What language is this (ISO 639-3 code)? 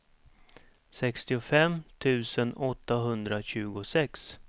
swe